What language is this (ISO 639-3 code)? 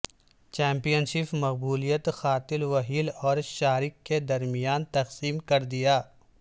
urd